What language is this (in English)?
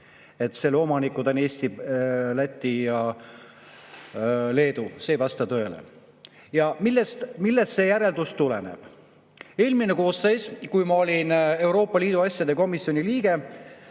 Estonian